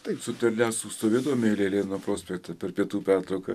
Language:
Lithuanian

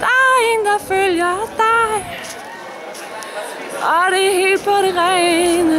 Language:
Danish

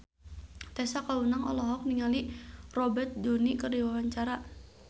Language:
Sundanese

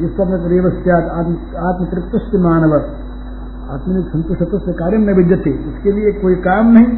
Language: Hindi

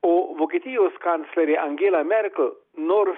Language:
Lithuanian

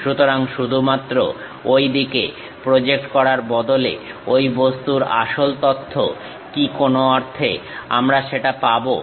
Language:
Bangla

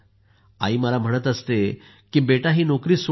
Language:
Marathi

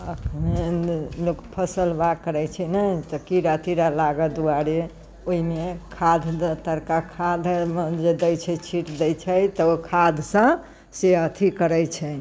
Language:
Maithili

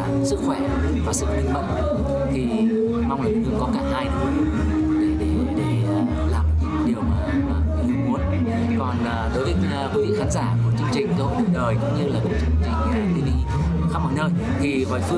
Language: Vietnamese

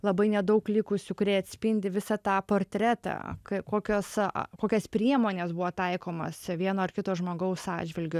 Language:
Lithuanian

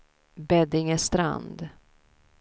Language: Swedish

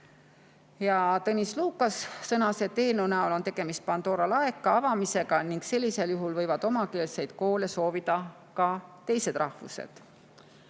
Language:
Estonian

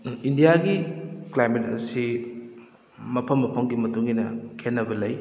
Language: Manipuri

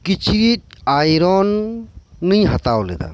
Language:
Santali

